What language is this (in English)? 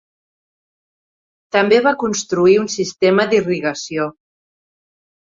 Catalan